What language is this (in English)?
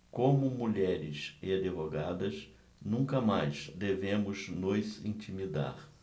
Portuguese